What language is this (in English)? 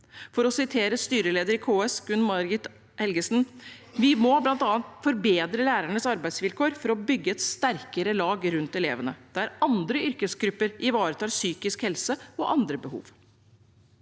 Norwegian